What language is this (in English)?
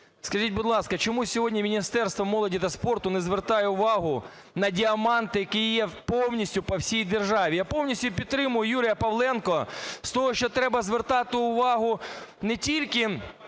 Ukrainian